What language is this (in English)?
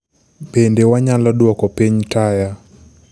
Luo (Kenya and Tanzania)